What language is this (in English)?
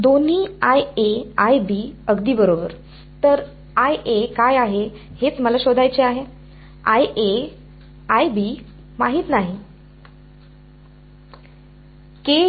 Marathi